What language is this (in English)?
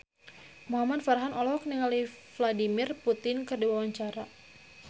Sundanese